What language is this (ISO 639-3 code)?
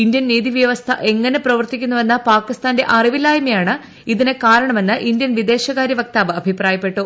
mal